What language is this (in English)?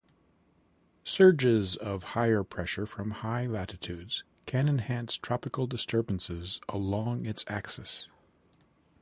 English